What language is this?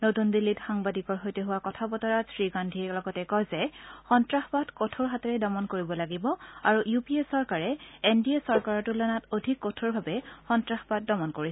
Assamese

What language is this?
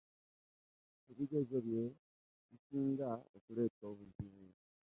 Ganda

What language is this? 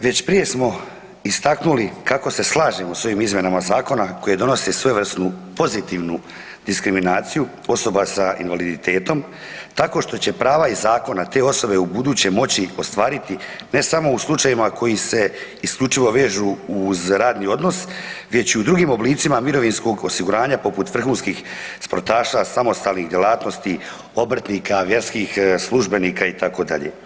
Croatian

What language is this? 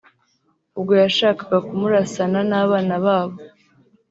Kinyarwanda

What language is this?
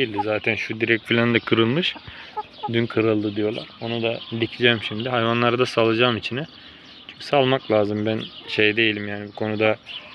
Turkish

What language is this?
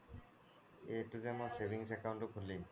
Assamese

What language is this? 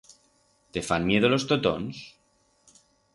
Aragonese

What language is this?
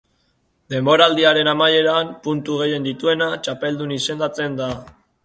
Basque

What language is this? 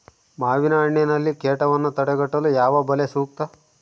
Kannada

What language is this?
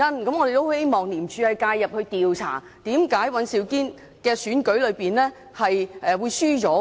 Cantonese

